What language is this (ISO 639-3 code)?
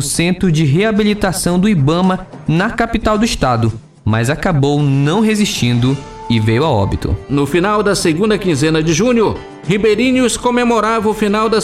por